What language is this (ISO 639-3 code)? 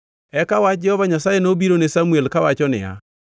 luo